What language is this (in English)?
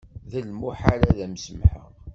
Kabyle